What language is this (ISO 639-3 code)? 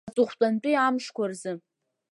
abk